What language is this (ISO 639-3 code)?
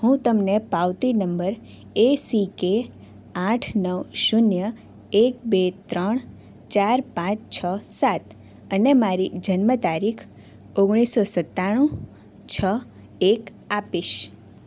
guj